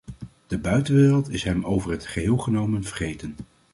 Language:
Dutch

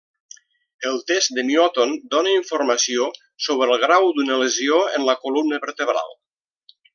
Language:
Catalan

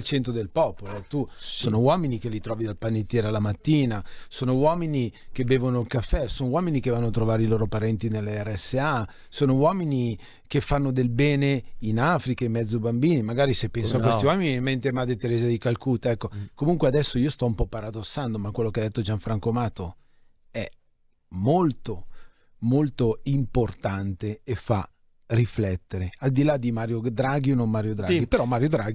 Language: Italian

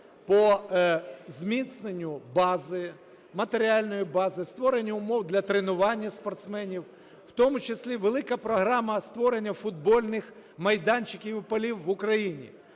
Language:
Ukrainian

